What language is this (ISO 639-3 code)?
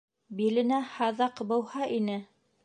bak